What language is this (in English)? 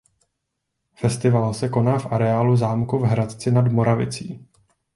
Czech